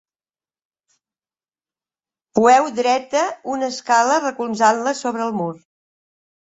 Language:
Catalan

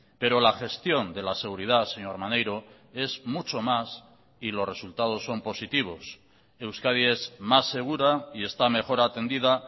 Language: Spanish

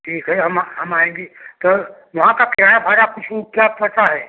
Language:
Hindi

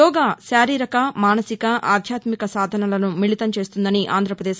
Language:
Telugu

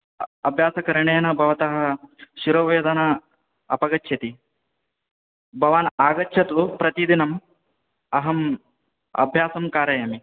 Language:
Sanskrit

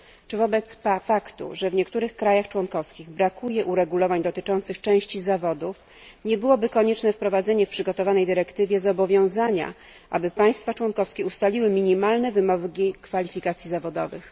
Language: Polish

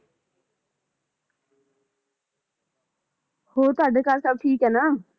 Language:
Punjabi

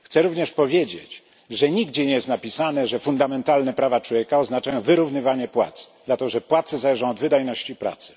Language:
Polish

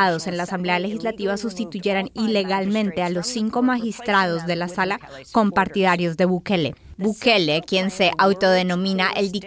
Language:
Spanish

